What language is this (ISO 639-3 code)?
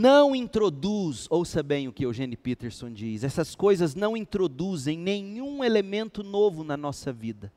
por